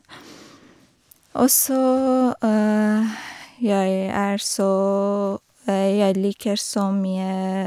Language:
Norwegian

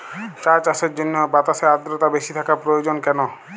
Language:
Bangla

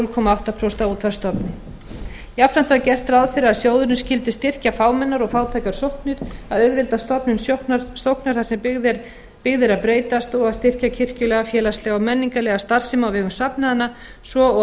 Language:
Icelandic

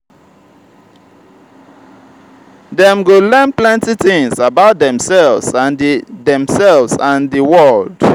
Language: Nigerian Pidgin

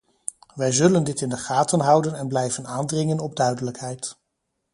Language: Dutch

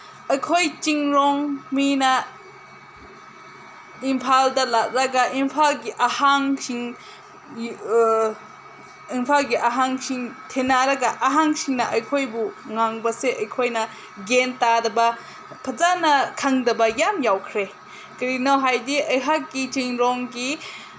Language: Manipuri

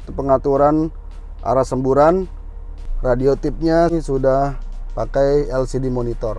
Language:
Indonesian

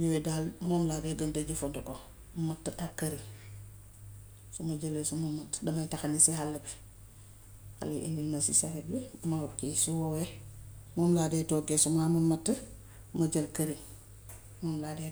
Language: Gambian Wolof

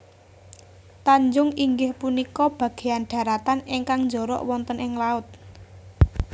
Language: Javanese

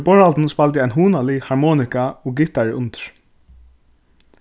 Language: Faroese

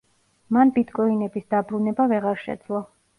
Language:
Georgian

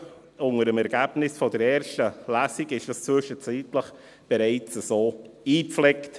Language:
Swiss German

